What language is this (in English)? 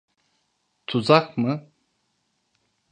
Turkish